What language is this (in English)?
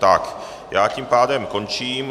Czech